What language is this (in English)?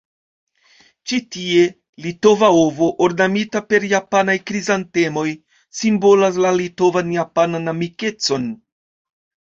Esperanto